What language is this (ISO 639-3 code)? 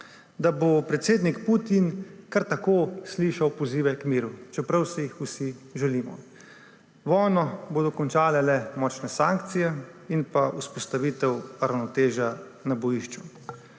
slv